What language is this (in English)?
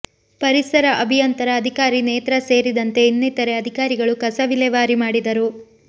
Kannada